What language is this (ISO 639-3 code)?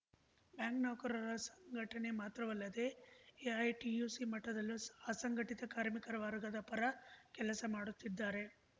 kan